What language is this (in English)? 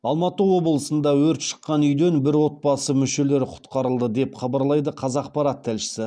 Kazakh